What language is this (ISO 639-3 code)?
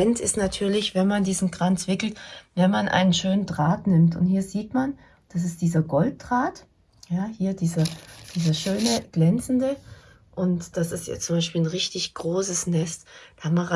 deu